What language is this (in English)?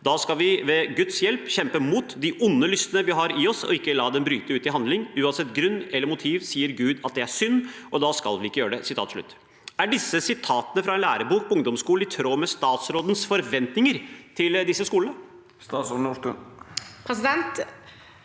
Norwegian